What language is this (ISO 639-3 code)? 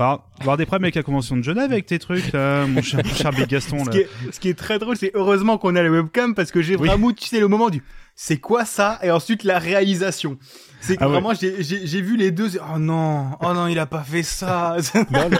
fra